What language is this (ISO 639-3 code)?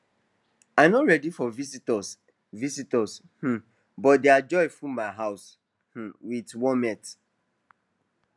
pcm